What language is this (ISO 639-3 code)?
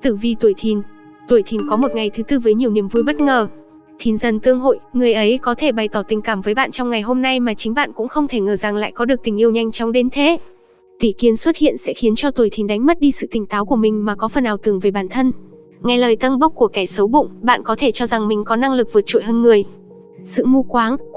vie